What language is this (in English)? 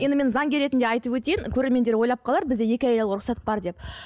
Kazakh